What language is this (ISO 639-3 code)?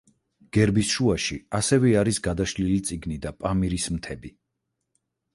kat